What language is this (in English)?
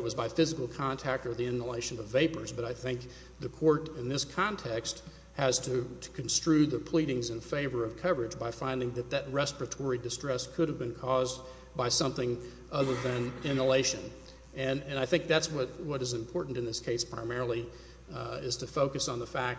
English